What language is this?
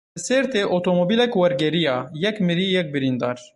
Kurdish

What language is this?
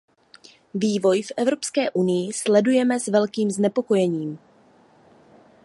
Czech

